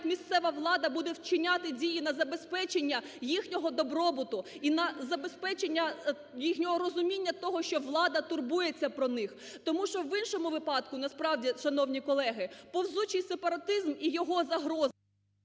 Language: Ukrainian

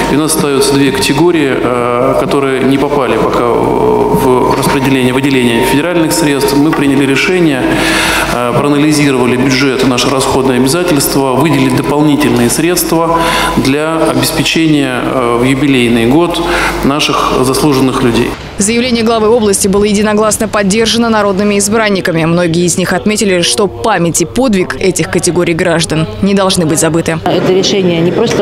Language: Russian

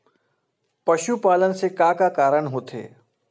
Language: Chhattisgarhi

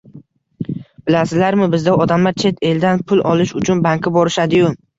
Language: Uzbek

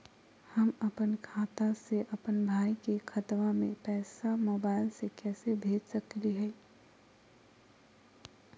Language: Magahi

